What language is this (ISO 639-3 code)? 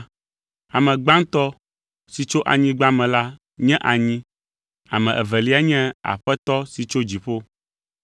ewe